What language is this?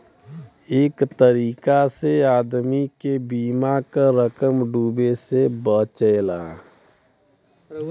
Bhojpuri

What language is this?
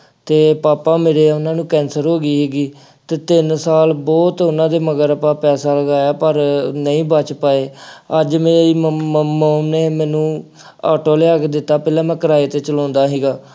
Punjabi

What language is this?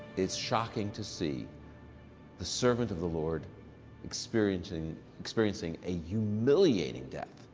English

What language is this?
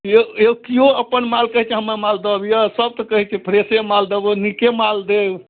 Maithili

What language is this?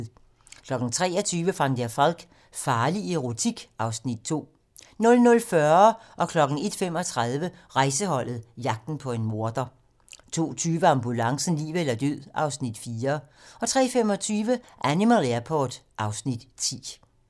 Danish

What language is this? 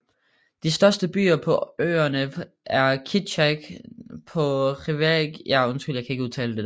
Danish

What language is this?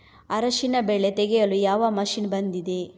Kannada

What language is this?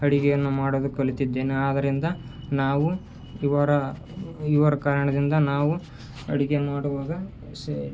Kannada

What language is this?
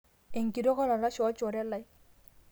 Masai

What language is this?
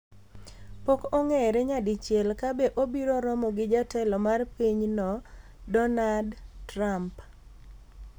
Luo (Kenya and Tanzania)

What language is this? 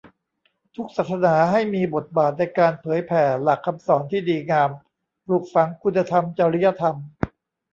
Thai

